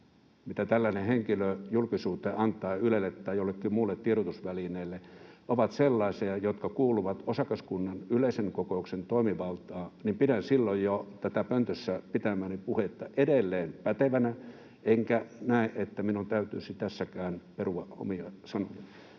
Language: Finnish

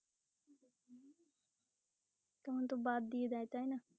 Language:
Bangla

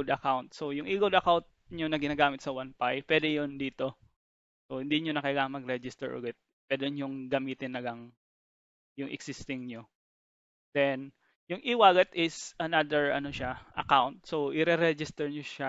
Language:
Filipino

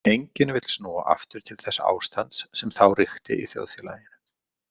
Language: Icelandic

